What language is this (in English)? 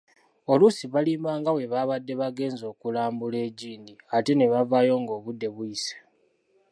Ganda